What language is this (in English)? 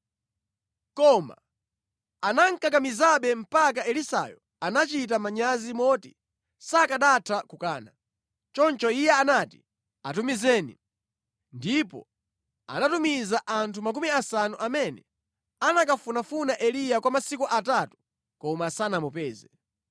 Nyanja